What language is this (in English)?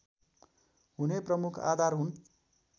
Nepali